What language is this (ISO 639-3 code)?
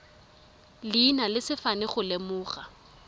tsn